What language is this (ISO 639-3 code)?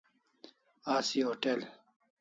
kls